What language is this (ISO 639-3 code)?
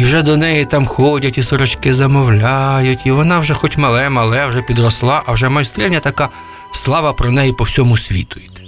ukr